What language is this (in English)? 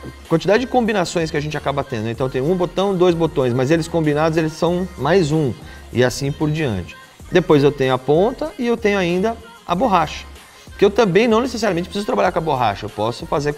Portuguese